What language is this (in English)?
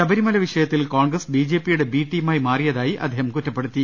Malayalam